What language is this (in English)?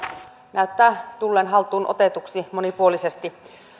Finnish